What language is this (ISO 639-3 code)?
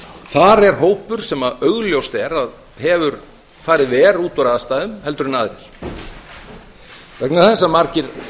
isl